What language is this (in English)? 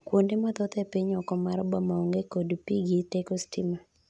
Luo (Kenya and Tanzania)